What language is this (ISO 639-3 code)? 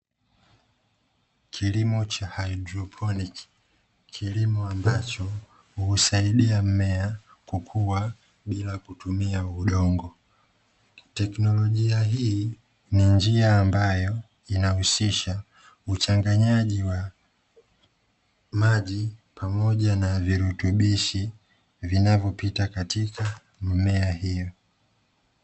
swa